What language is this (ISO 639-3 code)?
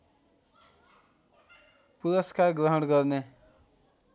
nep